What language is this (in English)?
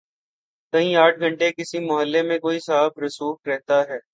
Urdu